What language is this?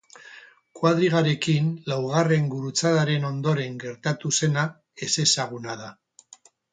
Basque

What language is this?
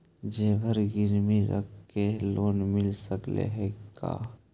Magahi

